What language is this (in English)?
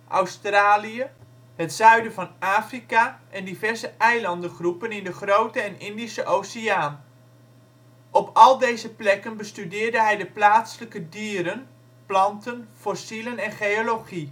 Dutch